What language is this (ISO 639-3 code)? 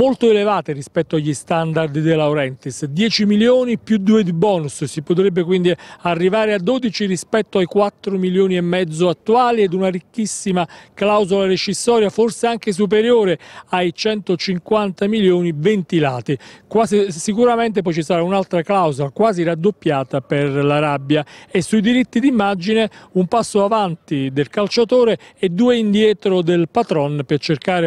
ita